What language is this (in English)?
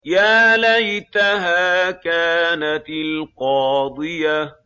Arabic